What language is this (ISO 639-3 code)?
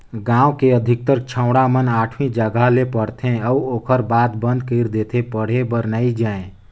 hne